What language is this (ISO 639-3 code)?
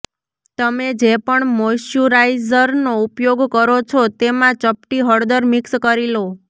guj